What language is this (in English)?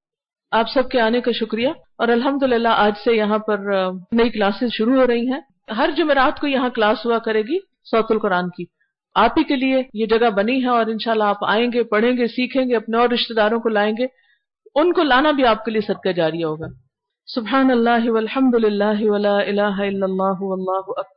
Urdu